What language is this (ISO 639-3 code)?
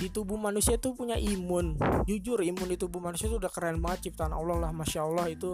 ind